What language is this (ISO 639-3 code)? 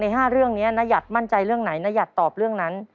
tha